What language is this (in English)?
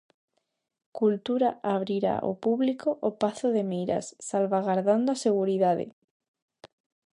Galician